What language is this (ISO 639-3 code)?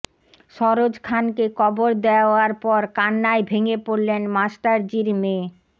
ben